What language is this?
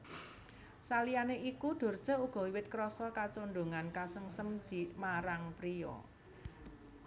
Javanese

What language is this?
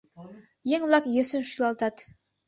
Mari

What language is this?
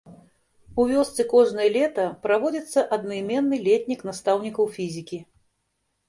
Belarusian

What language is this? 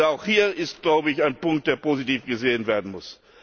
German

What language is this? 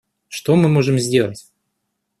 Russian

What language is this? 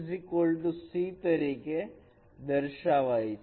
Gujarati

